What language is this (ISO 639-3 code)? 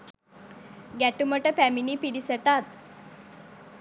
sin